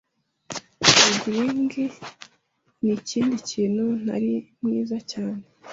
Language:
Kinyarwanda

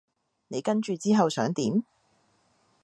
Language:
Cantonese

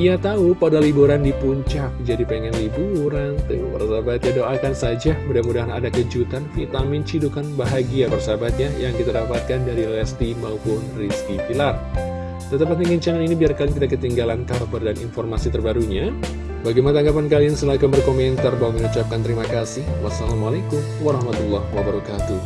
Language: Indonesian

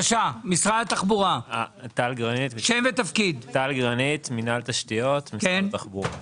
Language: Hebrew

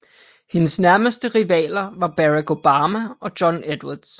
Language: Danish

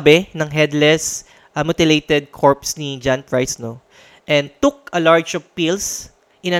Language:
Filipino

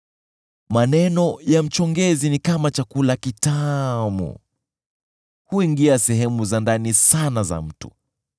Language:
Swahili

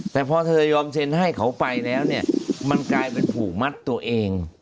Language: Thai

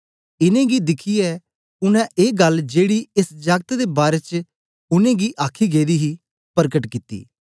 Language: Dogri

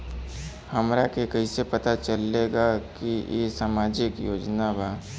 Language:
Bhojpuri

